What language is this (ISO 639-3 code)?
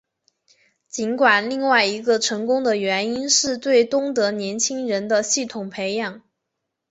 zho